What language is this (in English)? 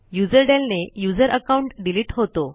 Marathi